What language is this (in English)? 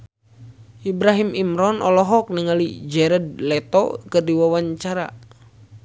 Sundanese